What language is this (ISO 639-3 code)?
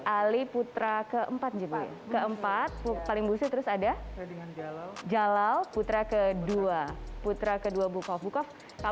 ind